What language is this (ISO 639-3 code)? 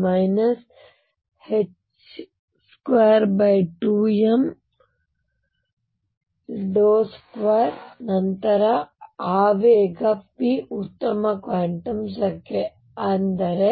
kan